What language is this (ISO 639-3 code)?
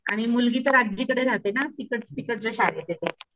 mar